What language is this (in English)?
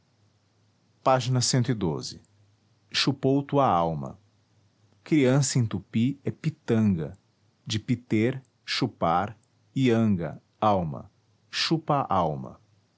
Portuguese